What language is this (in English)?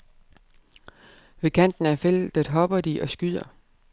Danish